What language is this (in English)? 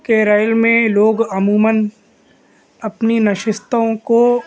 Urdu